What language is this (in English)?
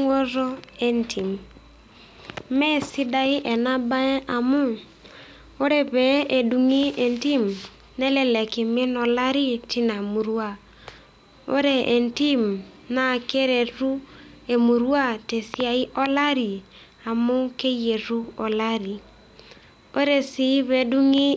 Masai